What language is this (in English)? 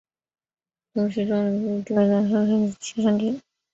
Chinese